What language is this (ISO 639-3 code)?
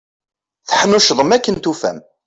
kab